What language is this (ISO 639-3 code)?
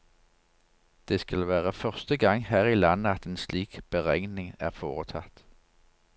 nor